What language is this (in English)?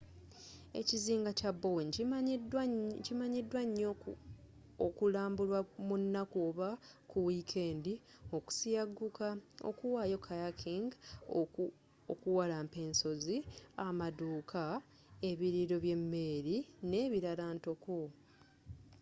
Ganda